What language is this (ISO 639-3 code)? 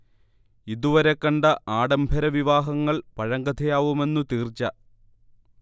mal